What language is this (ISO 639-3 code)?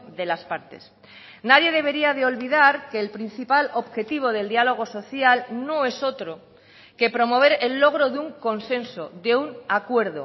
spa